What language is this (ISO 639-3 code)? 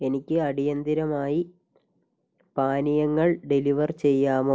mal